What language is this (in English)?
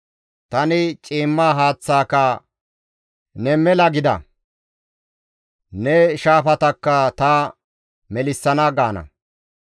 Gamo